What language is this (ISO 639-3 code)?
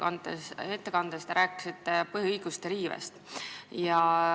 est